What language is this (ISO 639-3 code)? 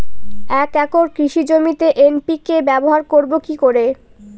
ben